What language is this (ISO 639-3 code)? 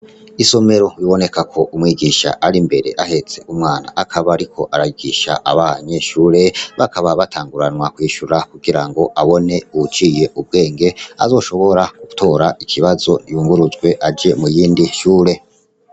run